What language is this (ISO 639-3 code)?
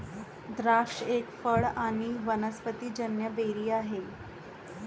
mar